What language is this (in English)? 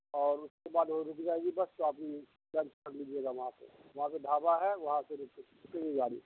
Urdu